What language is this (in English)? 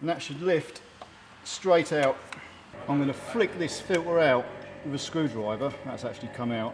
English